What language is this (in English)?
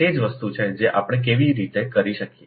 Gujarati